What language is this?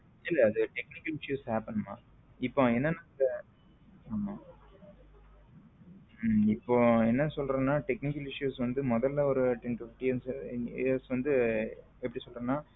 Tamil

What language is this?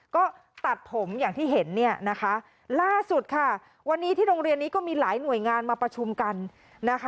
Thai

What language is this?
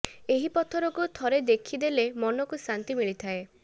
Odia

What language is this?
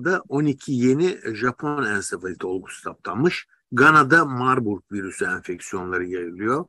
Turkish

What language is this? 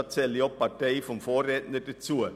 Swiss German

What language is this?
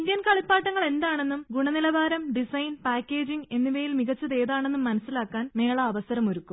Malayalam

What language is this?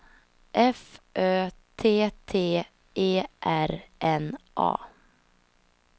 Swedish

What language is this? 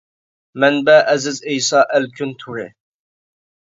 Uyghur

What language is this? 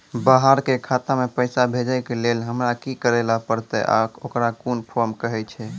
Maithili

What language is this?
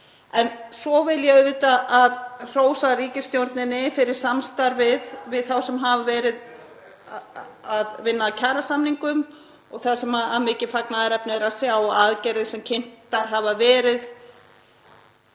Icelandic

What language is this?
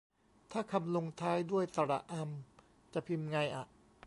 Thai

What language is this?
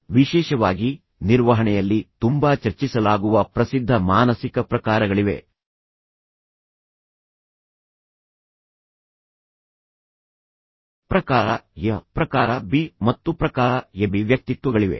Kannada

